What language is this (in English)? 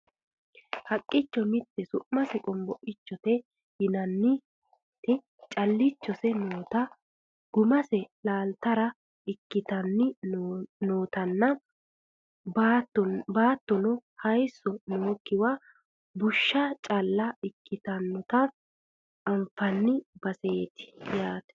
Sidamo